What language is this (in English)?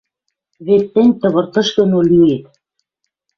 Western Mari